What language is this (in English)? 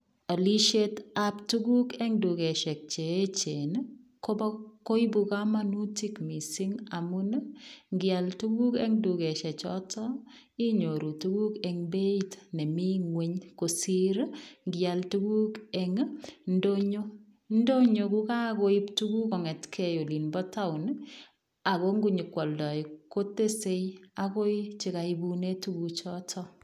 Kalenjin